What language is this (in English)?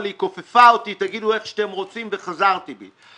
Hebrew